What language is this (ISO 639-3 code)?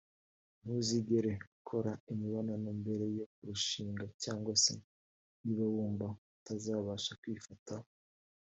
kin